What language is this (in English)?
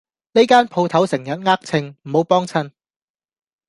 Cantonese